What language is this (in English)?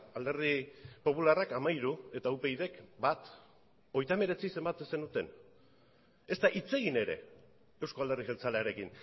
Basque